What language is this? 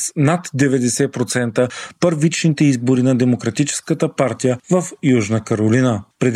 Bulgarian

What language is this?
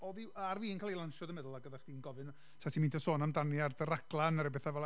Welsh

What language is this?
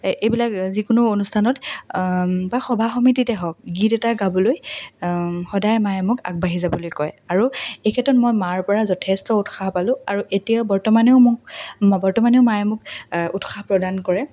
Assamese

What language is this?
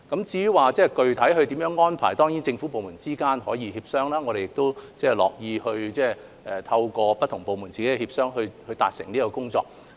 Cantonese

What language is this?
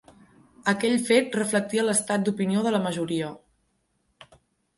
Catalan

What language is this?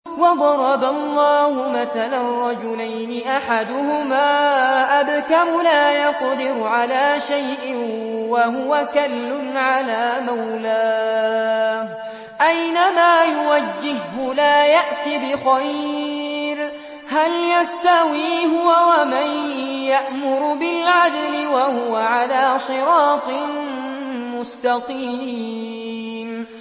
Arabic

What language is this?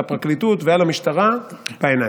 Hebrew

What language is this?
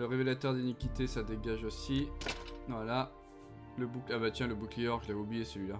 French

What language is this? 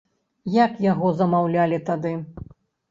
Belarusian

